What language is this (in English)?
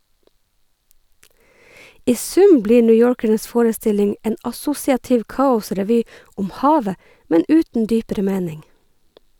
Norwegian